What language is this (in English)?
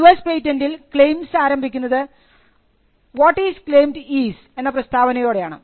Malayalam